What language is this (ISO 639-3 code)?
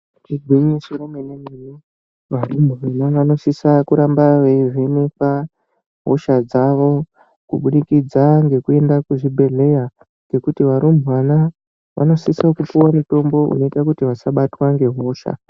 ndc